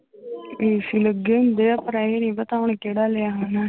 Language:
Punjabi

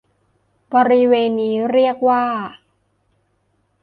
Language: Thai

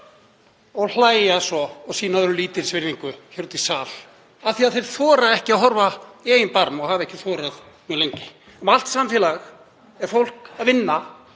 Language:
Icelandic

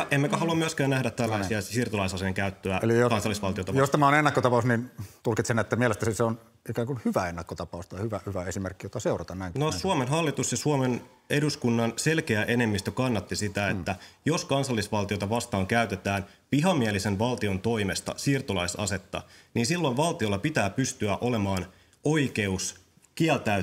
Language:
Finnish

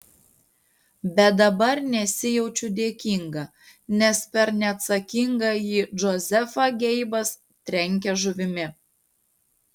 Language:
Lithuanian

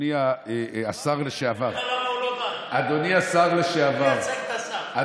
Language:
Hebrew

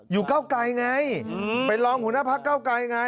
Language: Thai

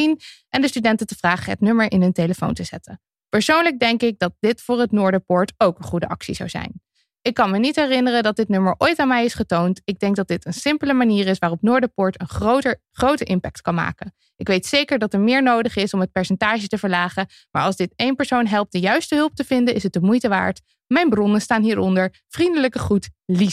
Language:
Dutch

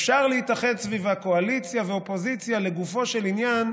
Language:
Hebrew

